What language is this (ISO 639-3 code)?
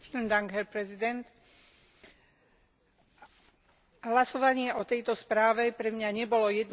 slk